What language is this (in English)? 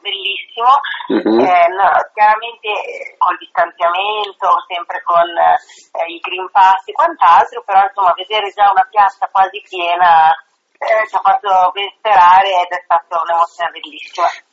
Italian